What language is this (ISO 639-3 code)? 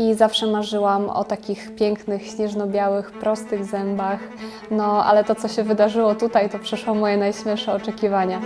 pol